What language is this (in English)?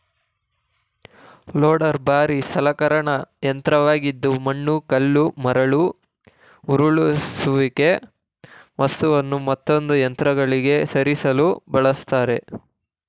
Kannada